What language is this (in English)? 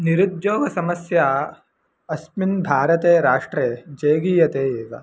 Sanskrit